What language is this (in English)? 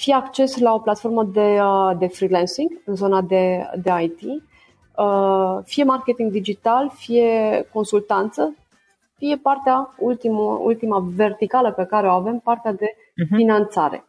Romanian